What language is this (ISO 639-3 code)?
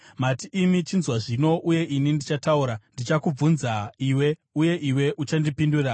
sna